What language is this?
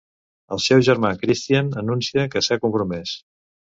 Catalan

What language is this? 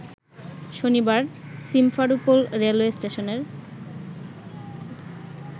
Bangla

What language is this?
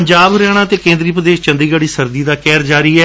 Punjabi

